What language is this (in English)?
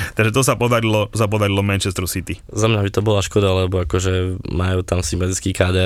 Slovak